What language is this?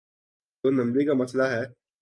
Urdu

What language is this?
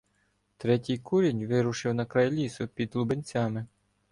Ukrainian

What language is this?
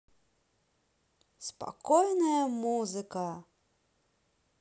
Russian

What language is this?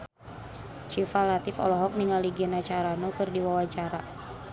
Sundanese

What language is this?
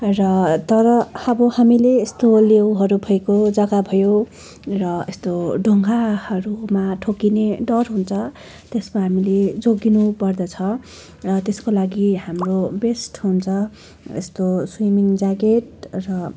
Nepali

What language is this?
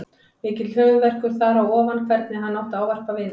Icelandic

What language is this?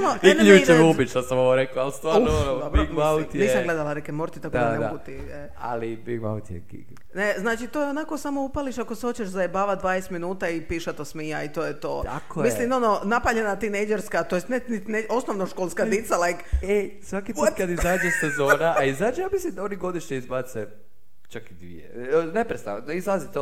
Croatian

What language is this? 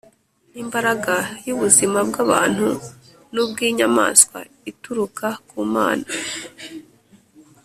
Kinyarwanda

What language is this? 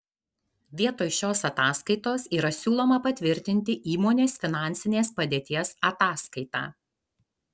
Lithuanian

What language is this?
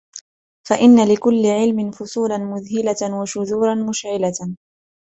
Arabic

